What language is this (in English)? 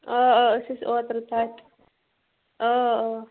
Kashmiri